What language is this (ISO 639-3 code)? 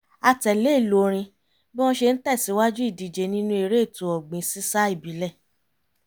yor